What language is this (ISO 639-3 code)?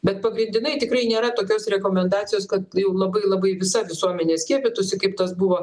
lit